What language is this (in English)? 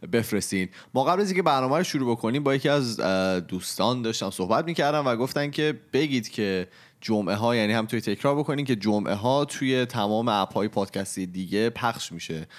Persian